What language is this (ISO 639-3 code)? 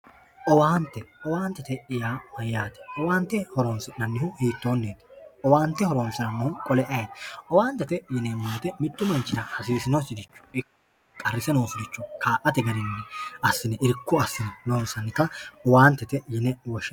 sid